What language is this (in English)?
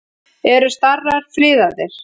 Icelandic